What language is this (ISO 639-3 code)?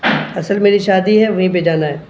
urd